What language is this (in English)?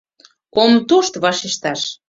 Mari